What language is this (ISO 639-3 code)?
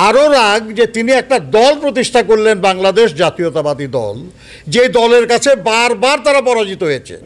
tur